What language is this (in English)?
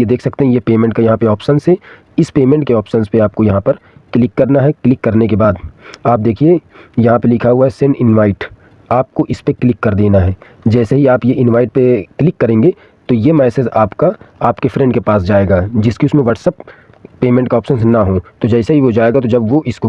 Hindi